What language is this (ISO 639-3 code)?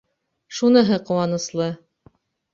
bak